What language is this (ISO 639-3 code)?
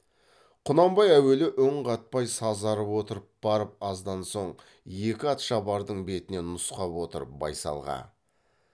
kaz